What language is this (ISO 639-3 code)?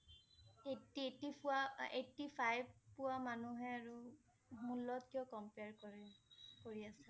asm